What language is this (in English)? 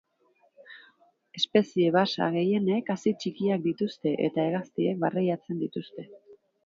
Basque